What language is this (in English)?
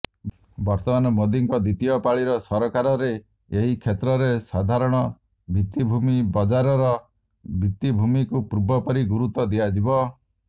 Odia